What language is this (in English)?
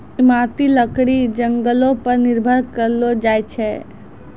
Maithili